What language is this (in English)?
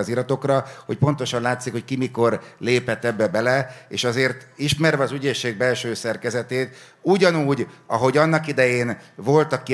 Hungarian